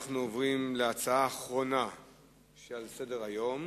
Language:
Hebrew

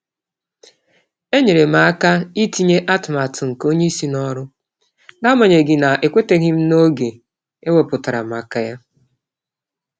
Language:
Igbo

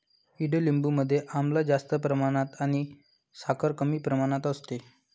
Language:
Marathi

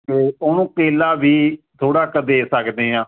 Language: Punjabi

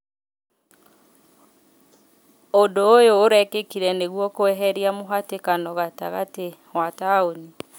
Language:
Kikuyu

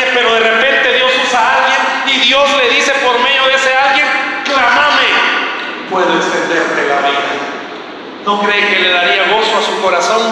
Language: Spanish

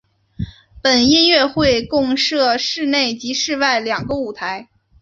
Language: Chinese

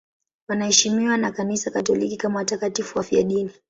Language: Swahili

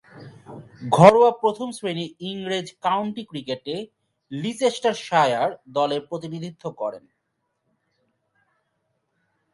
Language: Bangla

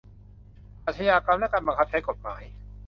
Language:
Thai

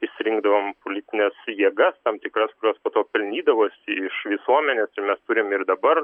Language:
Lithuanian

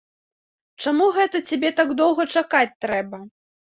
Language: Belarusian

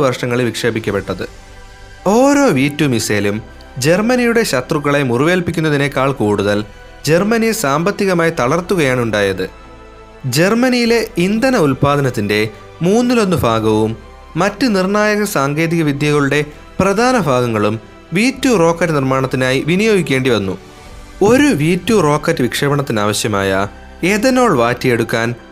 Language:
Malayalam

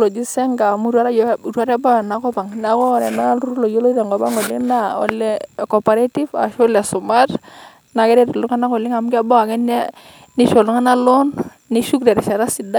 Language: Masai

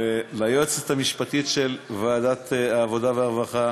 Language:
Hebrew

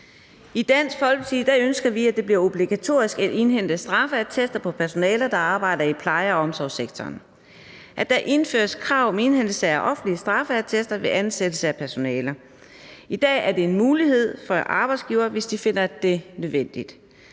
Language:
Danish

